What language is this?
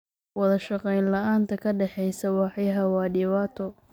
Somali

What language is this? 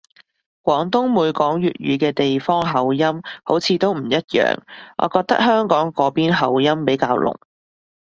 Cantonese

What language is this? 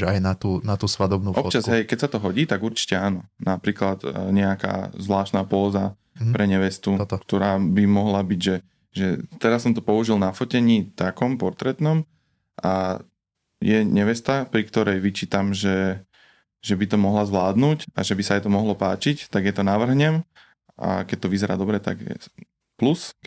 Slovak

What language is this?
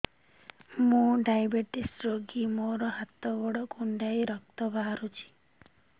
Odia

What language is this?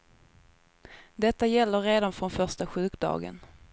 Swedish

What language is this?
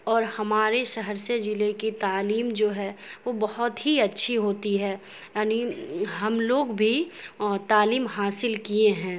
Urdu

